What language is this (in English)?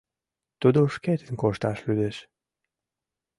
Mari